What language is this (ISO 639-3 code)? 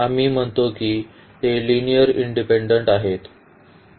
mar